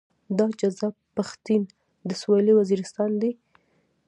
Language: Pashto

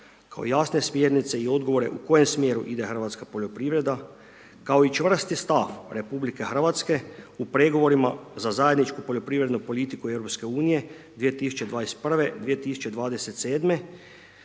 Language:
Croatian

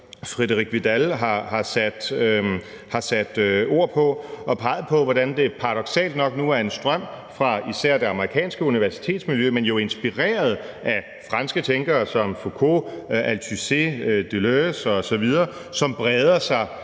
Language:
Danish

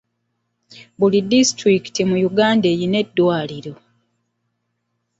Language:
Ganda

